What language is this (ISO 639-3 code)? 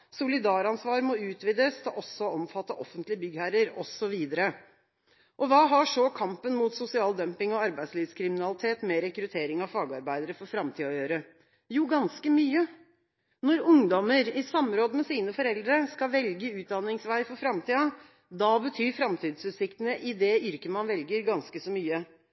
nob